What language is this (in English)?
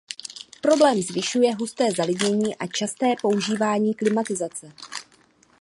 Czech